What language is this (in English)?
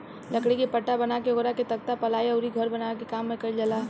Bhojpuri